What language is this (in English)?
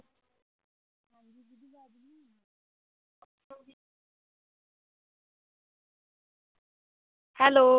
Punjabi